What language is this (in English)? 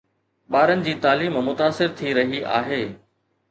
Sindhi